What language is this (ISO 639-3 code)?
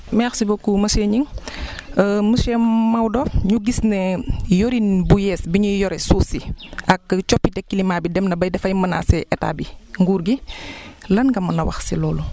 wol